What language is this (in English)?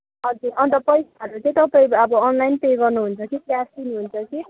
Nepali